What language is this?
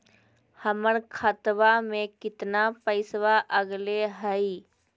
Magahi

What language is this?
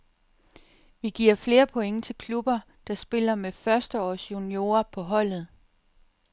Danish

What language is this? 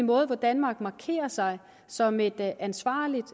Danish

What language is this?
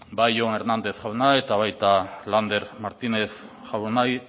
Basque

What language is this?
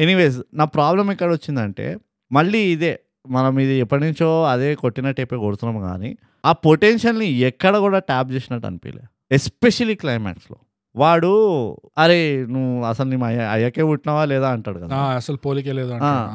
Telugu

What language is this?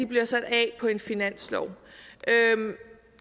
Danish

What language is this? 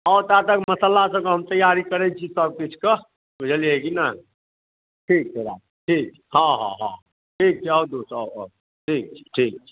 Maithili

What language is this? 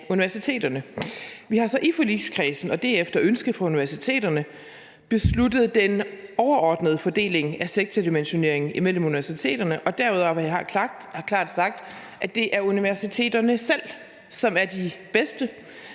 Danish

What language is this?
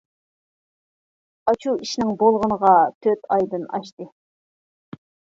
Uyghur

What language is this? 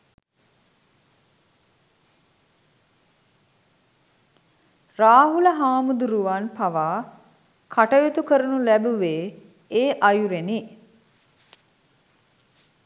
Sinhala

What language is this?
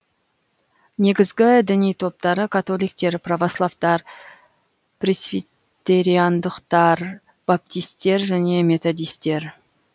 Kazakh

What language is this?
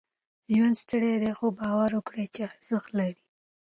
Pashto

